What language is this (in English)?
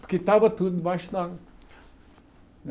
Portuguese